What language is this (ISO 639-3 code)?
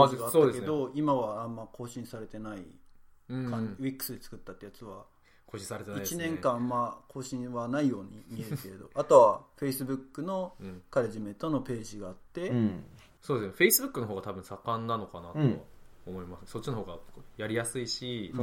jpn